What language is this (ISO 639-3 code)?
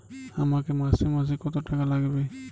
ben